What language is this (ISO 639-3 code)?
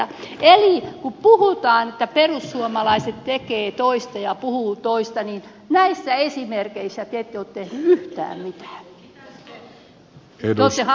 fin